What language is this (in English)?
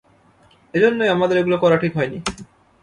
Bangla